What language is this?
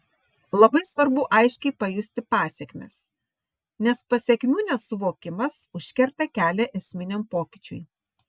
Lithuanian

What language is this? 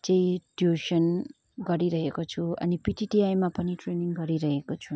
Nepali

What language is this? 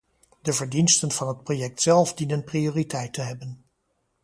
Dutch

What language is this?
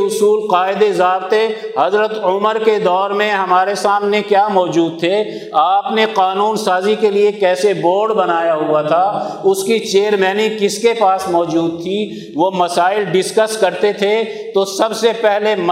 Urdu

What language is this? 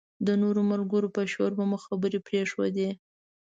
Pashto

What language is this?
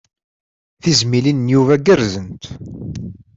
Kabyle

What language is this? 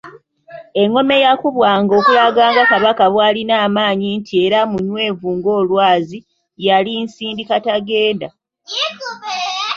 Ganda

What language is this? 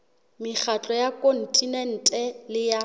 Southern Sotho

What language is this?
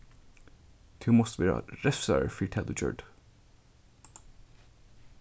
Faroese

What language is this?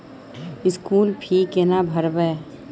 Maithili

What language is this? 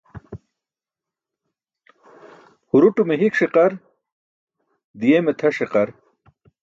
Burushaski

